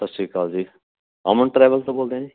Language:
Punjabi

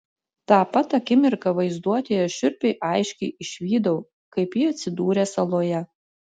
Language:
Lithuanian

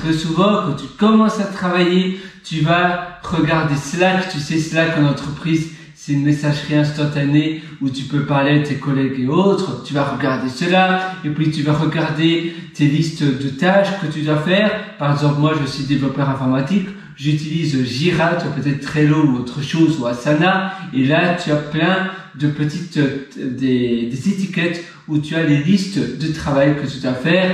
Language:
French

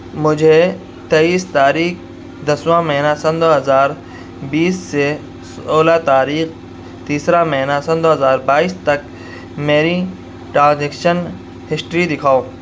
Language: Urdu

